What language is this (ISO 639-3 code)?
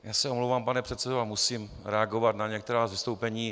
ces